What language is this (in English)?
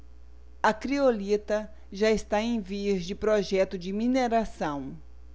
Portuguese